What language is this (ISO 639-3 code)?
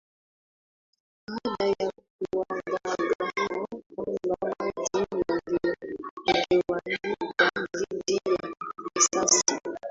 swa